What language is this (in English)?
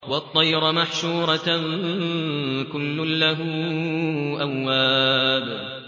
Arabic